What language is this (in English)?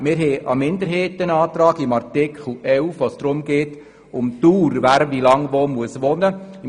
Swiss German